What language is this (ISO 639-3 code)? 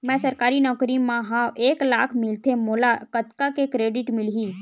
hne